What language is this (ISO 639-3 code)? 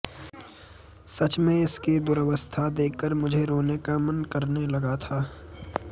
san